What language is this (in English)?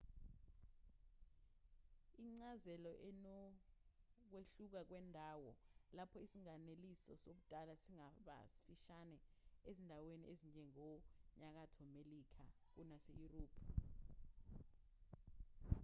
Zulu